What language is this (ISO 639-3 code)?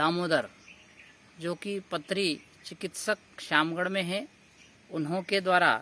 hin